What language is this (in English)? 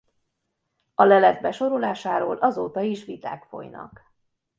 Hungarian